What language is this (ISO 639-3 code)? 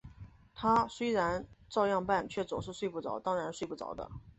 zho